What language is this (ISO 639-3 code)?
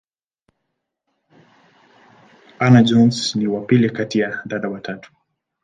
swa